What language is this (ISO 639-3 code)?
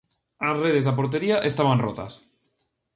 glg